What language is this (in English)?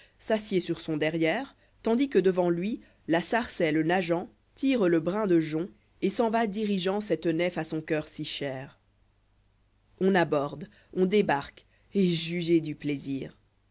French